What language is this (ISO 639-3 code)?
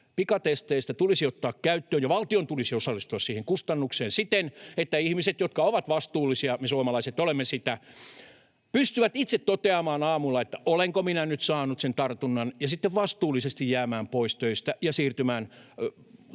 fin